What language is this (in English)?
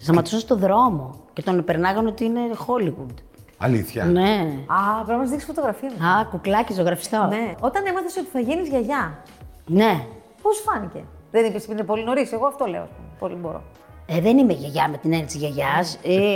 Greek